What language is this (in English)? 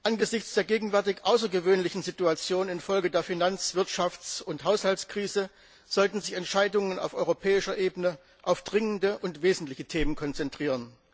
German